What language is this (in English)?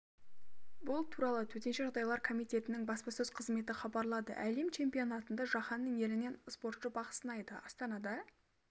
Kazakh